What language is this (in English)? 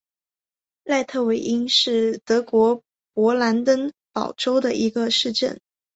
Chinese